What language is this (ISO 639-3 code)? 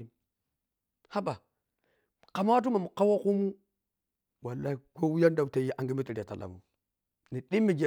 piy